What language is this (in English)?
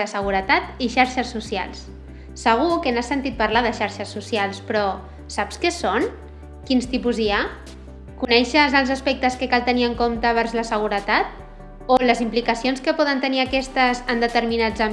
Catalan